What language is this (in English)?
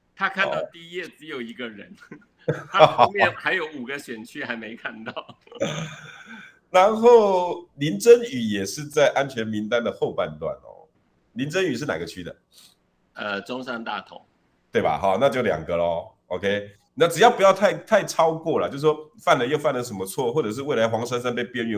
Chinese